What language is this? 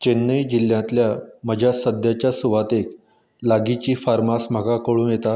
Konkani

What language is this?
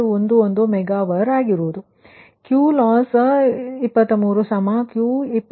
Kannada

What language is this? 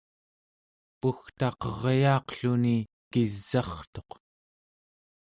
Central Yupik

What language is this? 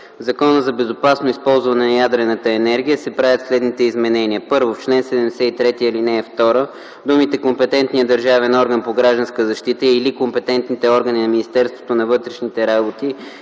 Bulgarian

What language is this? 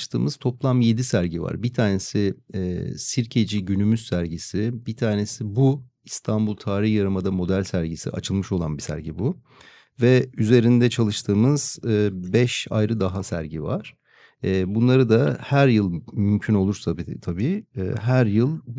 Turkish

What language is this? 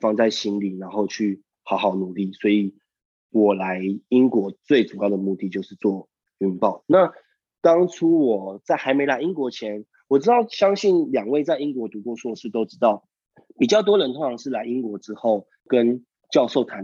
Chinese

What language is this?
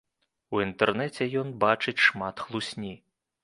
Belarusian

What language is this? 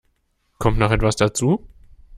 German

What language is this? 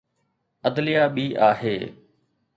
Sindhi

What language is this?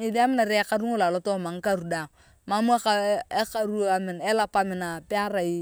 Turkana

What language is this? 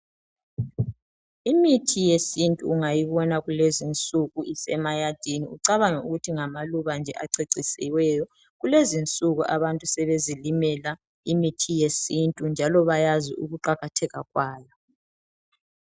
North Ndebele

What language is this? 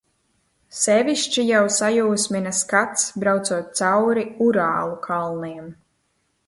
Latvian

